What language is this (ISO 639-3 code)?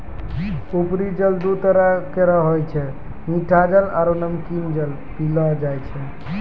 mai